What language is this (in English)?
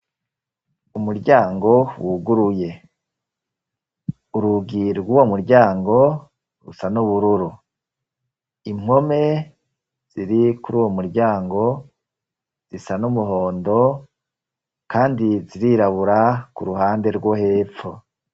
Rundi